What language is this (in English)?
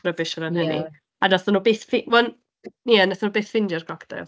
Welsh